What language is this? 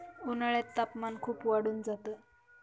Marathi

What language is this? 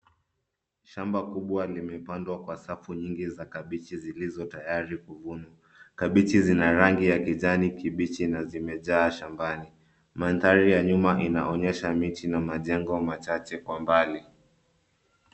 Swahili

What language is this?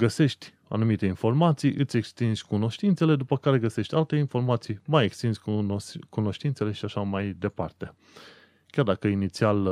Romanian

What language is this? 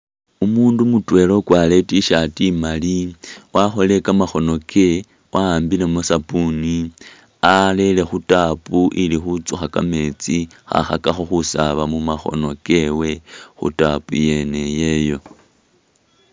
Masaaba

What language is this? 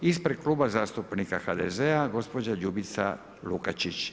Croatian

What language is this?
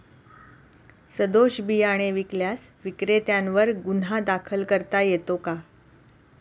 Marathi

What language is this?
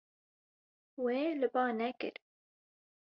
Kurdish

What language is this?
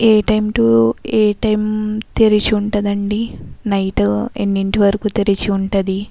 Telugu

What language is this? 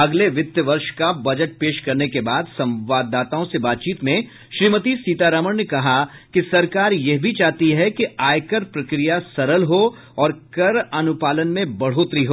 Hindi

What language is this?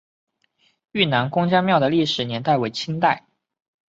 Chinese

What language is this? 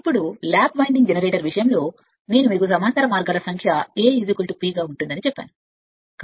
Telugu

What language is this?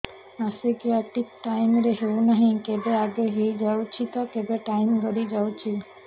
Odia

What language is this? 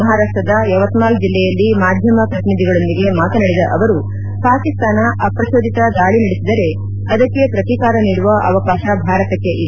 Kannada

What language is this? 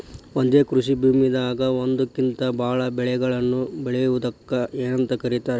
Kannada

